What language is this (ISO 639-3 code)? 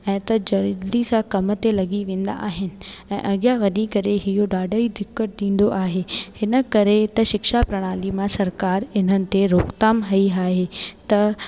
snd